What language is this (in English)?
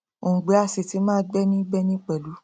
Yoruba